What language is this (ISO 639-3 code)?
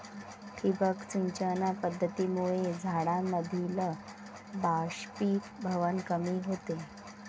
mar